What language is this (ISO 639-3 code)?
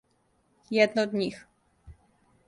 srp